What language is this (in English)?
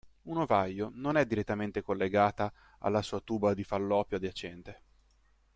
Italian